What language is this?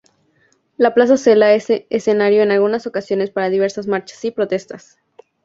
Spanish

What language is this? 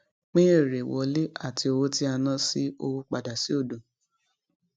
Yoruba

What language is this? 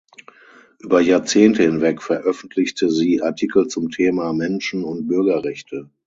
German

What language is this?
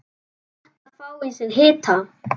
Icelandic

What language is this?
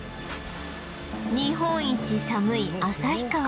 Japanese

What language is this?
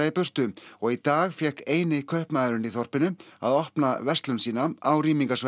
Icelandic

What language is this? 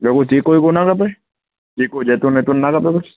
Sindhi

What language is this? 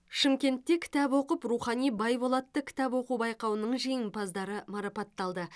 Kazakh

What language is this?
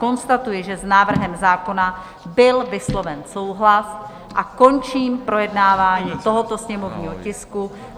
Czech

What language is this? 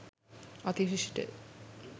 Sinhala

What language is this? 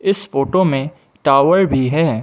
Hindi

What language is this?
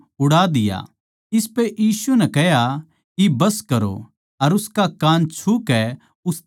Haryanvi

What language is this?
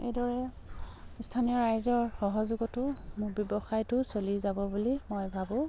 Assamese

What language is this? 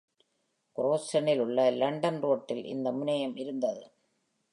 Tamil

